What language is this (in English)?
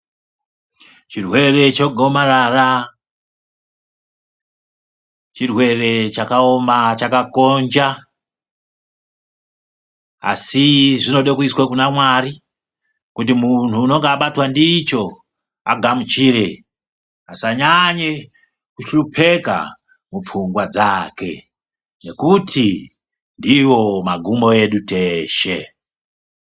Ndau